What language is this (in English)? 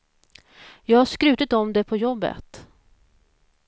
Swedish